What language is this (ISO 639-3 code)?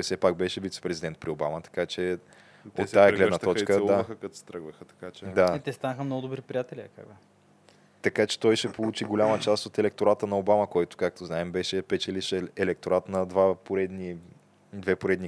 bul